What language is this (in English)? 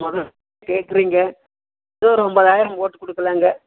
Tamil